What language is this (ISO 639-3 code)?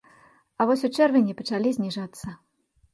bel